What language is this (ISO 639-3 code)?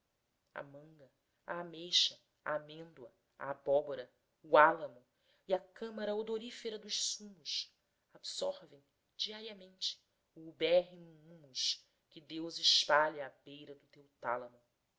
por